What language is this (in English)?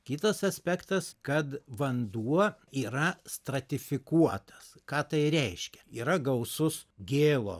Lithuanian